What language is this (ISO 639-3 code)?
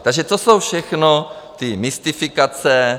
ces